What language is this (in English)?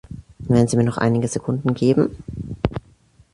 German